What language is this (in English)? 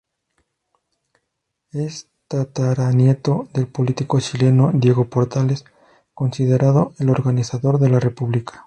Spanish